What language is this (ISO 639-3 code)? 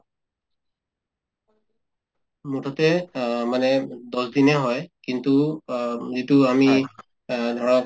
asm